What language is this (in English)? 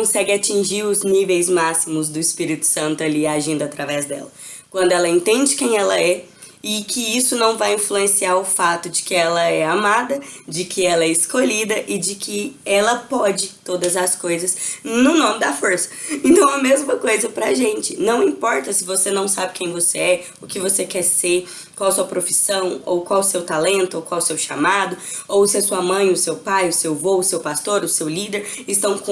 Portuguese